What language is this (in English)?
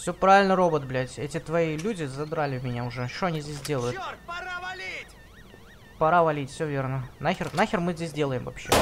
Russian